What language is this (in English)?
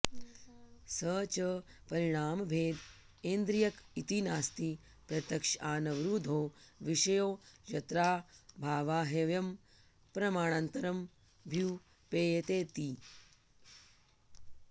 Sanskrit